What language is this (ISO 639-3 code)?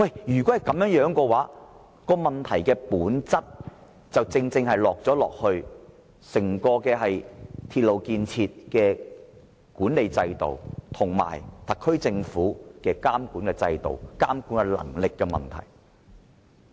yue